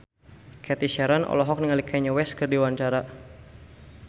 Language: Sundanese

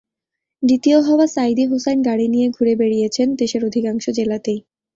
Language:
Bangla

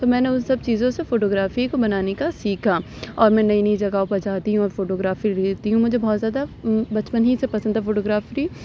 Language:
Urdu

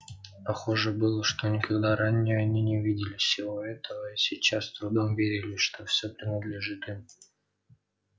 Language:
Russian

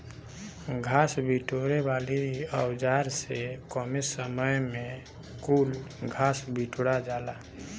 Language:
Bhojpuri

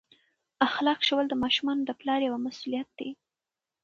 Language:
Pashto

